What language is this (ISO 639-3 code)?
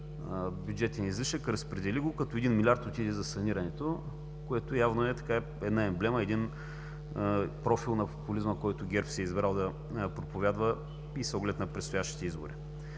bul